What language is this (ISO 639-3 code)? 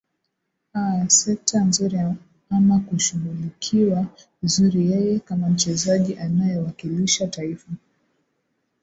swa